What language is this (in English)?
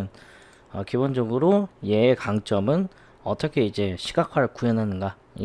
Korean